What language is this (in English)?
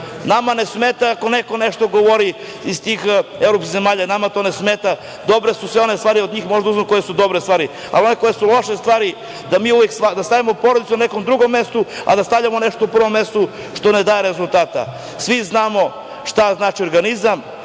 Serbian